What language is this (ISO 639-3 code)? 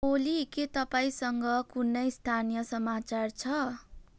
nep